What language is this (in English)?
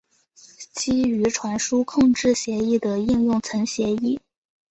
Chinese